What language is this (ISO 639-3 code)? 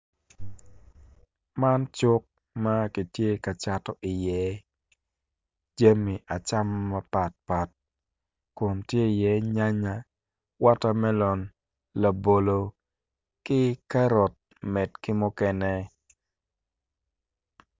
ach